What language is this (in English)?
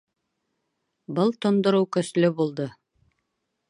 Bashkir